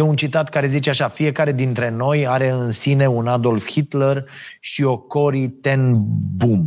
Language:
Romanian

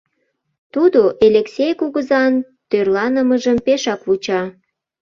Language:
Mari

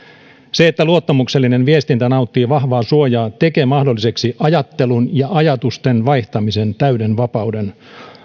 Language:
Finnish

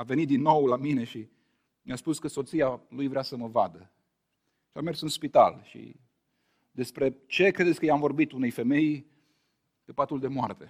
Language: Romanian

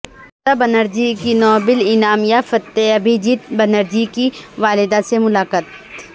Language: Urdu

